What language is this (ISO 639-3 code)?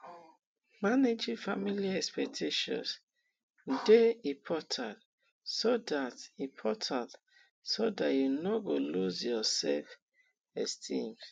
pcm